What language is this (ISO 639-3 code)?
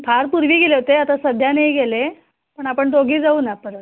mar